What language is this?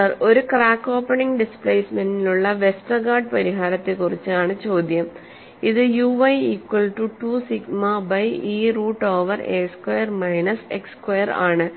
Malayalam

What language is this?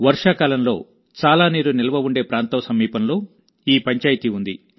Telugu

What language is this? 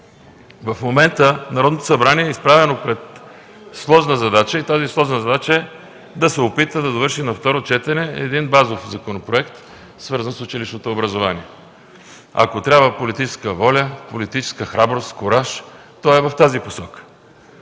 Bulgarian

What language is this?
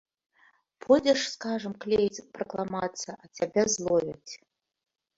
Belarusian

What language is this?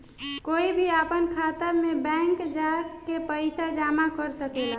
Bhojpuri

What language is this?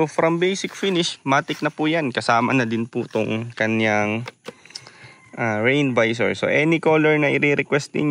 Filipino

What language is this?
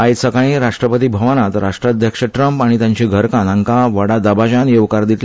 Konkani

